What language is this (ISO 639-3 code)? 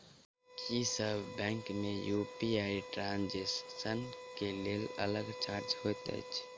mai